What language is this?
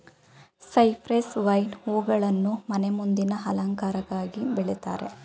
Kannada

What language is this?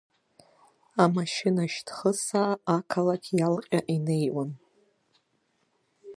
Abkhazian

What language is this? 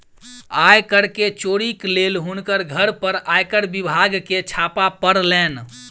Maithili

